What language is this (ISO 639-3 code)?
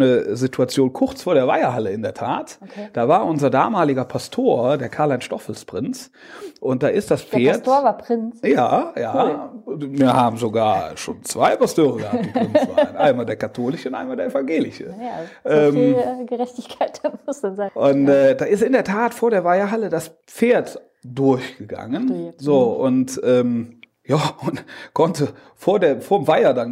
deu